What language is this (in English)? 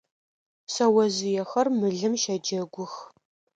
Adyghe